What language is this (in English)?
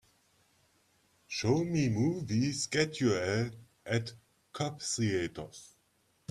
English